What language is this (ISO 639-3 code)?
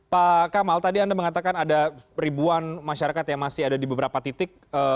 ind